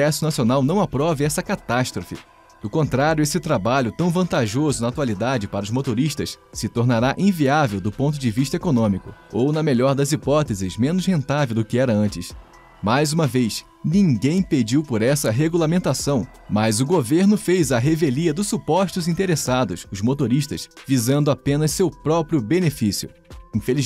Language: Portuguese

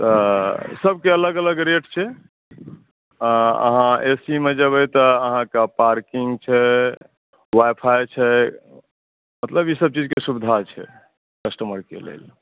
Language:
Maithili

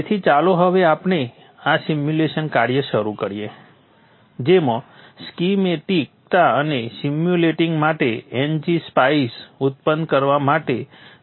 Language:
Gujarati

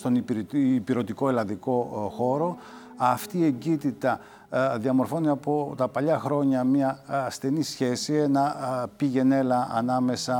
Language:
Greek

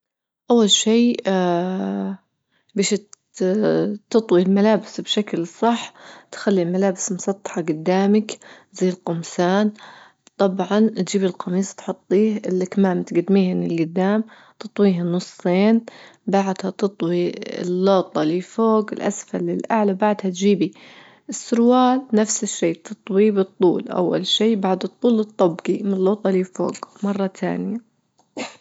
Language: Libyan Arabic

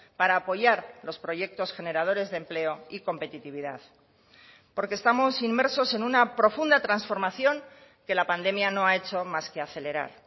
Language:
Spanish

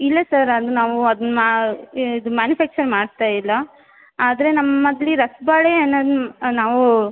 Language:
Kannada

